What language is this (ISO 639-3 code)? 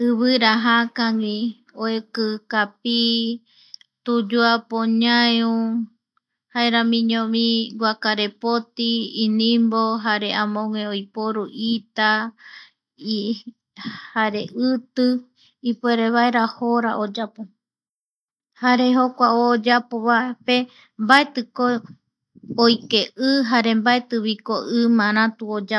gui